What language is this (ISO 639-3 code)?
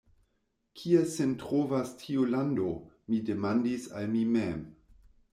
epo